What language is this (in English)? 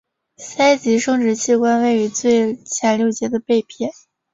Chinese